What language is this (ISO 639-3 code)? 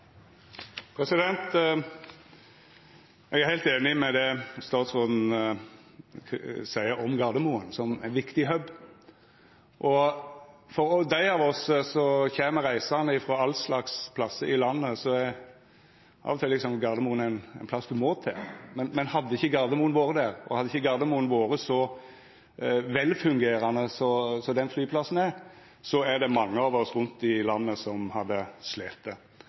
nno